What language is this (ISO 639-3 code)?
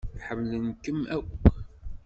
kab